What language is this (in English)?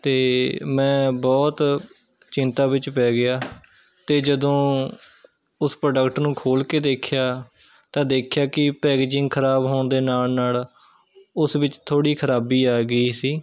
Punjabi